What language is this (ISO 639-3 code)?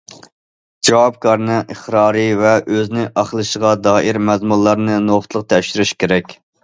uig